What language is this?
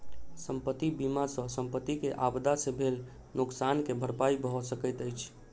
Maithili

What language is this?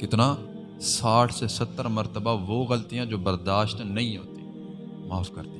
Urdu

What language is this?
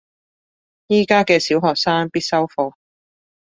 Cantonese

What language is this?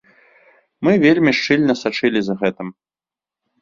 Belarusian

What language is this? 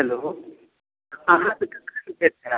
Maithili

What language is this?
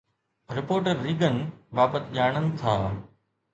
Sindhi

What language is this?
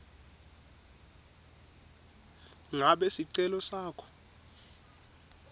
Swati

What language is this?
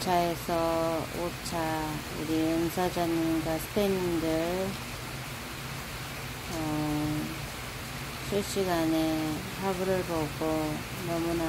Korean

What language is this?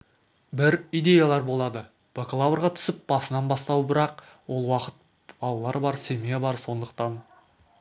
Kazakh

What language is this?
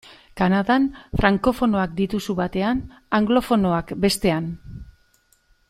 Basque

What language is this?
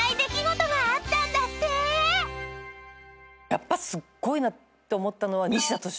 Japanese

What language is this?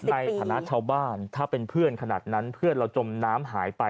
Thai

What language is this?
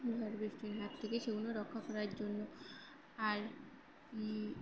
Bangla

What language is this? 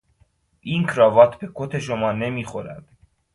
Persian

